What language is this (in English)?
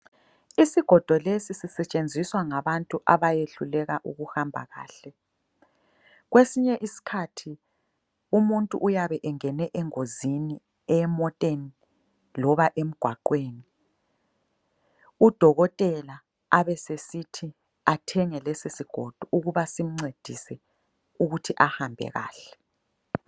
North Ndebele